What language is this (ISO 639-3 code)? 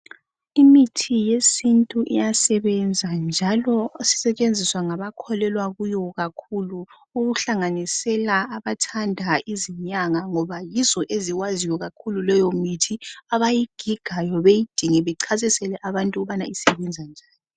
nde